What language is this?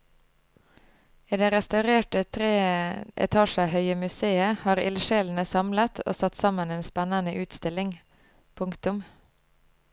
Norwegian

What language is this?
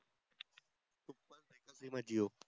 Marathi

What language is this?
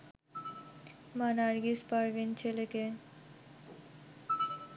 Bangla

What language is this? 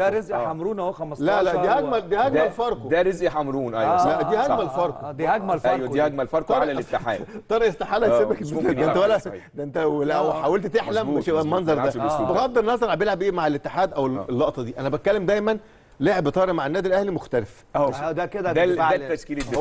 Arabic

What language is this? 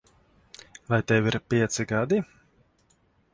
Latvian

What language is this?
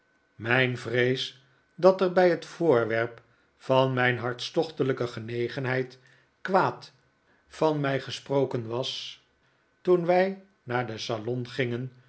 Dutch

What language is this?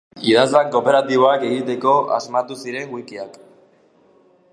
Basque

